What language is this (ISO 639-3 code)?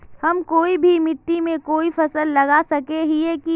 mag